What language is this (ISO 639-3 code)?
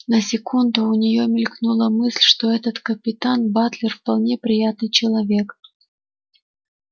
rus